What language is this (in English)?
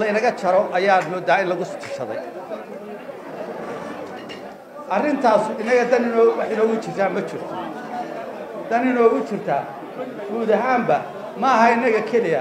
Arabic